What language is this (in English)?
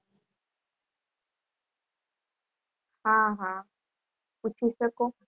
Gujarati